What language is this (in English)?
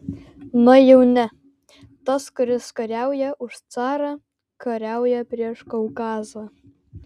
Lithuanian